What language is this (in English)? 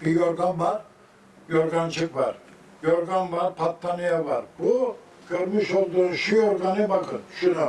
Turkish